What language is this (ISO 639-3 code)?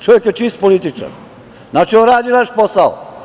srp